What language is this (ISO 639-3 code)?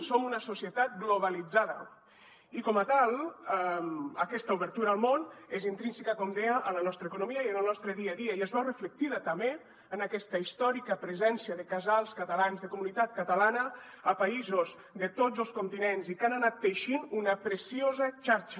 cat